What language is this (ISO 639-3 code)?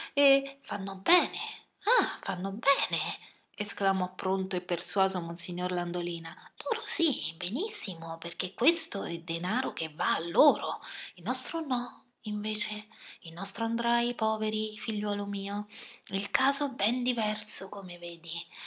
ita